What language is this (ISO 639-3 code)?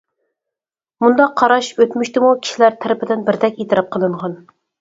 uig